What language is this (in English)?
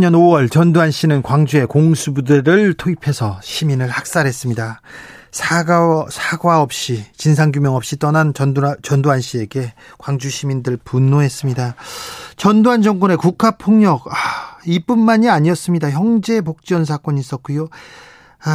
Korean